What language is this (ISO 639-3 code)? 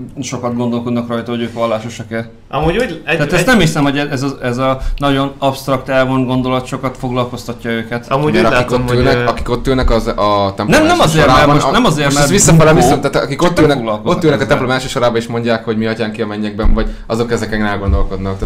hun